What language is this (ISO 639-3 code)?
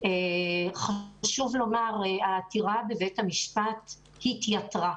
heb